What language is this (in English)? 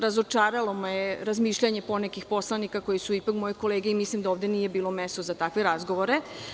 Serbian